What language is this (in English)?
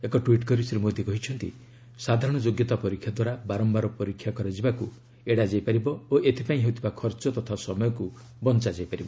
Odia